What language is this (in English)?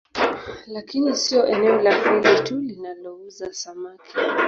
Swahili